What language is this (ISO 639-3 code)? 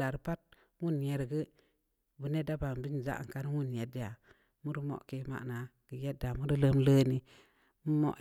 ndi